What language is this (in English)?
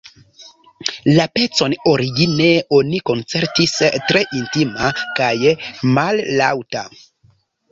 Esperanto